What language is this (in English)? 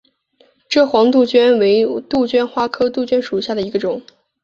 Chinese